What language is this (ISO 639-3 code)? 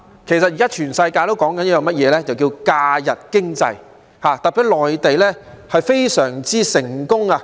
yue